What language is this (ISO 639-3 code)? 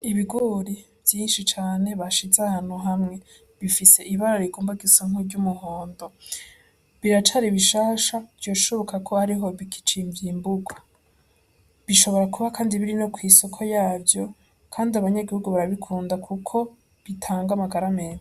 run